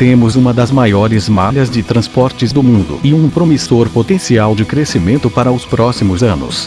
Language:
Portuguese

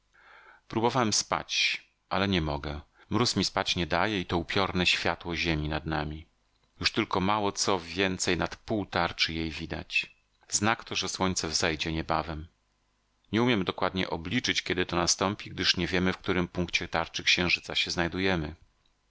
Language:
Polish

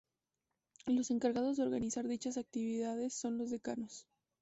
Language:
Spanish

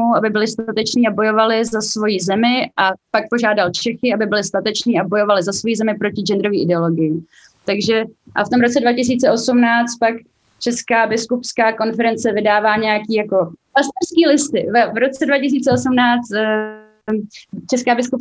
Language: Czech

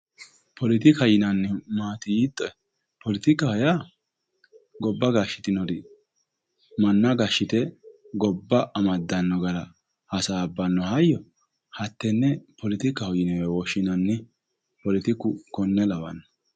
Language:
Sidamo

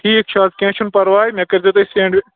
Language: Kashmiri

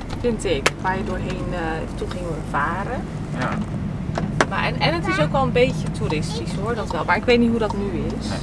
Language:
Dutch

